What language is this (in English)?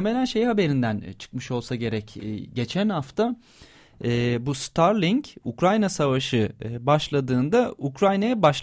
Turkish